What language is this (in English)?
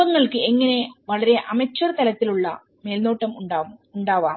Malayalam